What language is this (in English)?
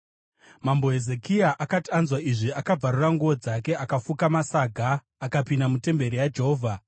Shona